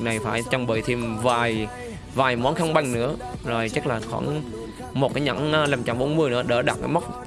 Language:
Vietnamese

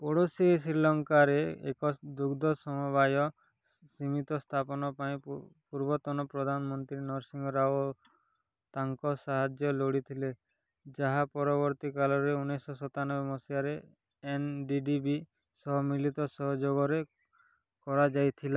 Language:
Odia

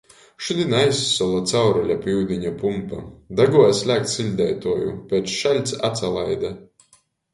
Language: Latgalian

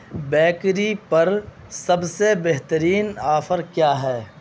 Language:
Urdu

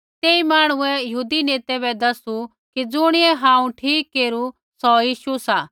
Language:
Kullu Pahari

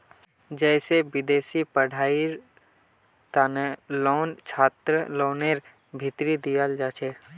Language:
Magahi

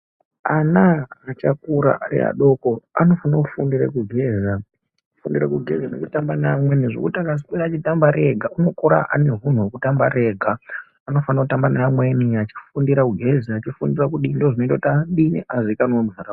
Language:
Ndau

